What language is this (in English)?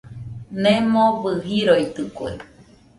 Nüpode Huitoto